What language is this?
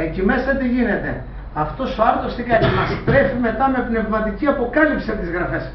Greek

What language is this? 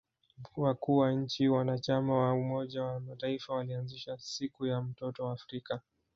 Swahili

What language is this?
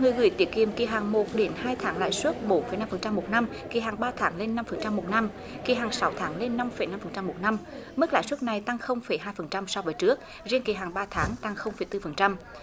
Vietnamese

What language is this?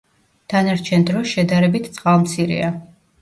Georgian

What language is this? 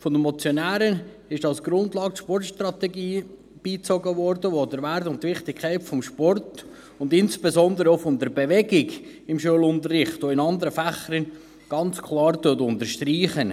Swiss German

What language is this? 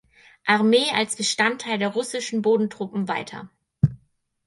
German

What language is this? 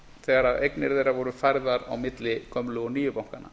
Icelandic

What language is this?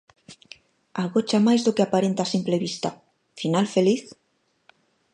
Galician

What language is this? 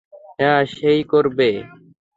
Bangla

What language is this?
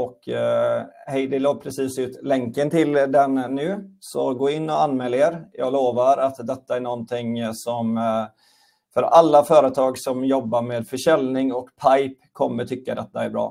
Swedish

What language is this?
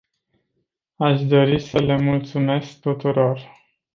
Romanian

